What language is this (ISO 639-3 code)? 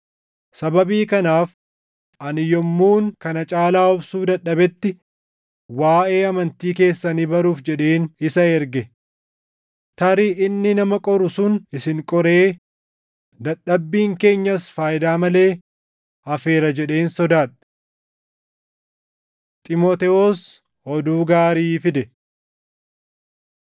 orm